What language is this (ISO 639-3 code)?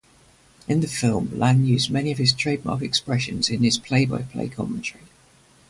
eng